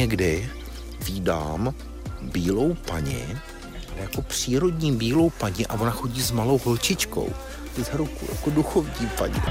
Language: Czech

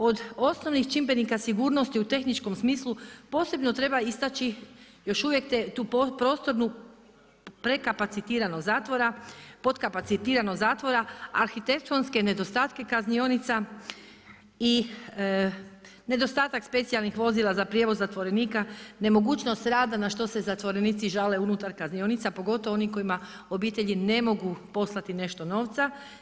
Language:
Croatian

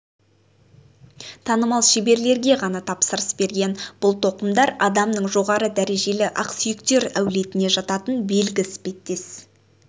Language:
Kazakh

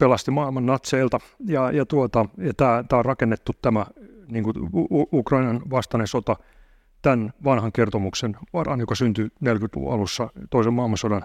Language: Finnish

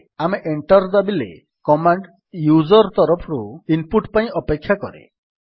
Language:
Odia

